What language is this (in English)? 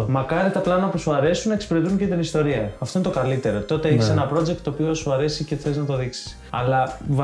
Greek